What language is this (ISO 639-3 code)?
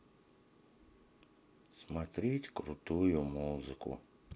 rus